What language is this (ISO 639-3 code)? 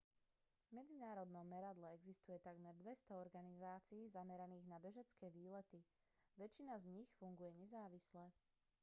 slk